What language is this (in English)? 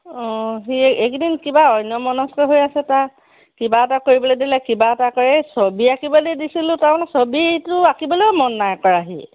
Assamese